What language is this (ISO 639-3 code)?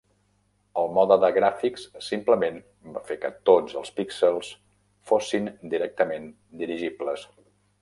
cat